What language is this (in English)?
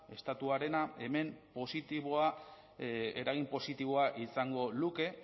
Basque